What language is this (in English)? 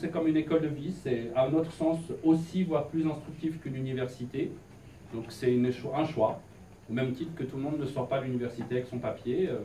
French